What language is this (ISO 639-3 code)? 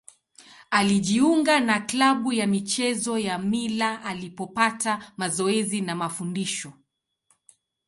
swa